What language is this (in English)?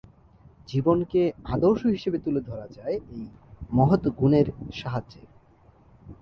Bangla